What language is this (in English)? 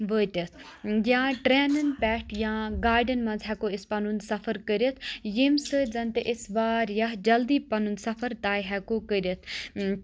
Kashmiri